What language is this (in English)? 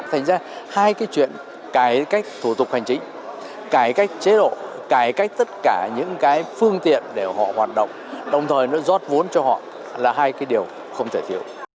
Vietnamese